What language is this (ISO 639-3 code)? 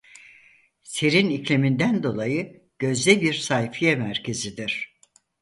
tur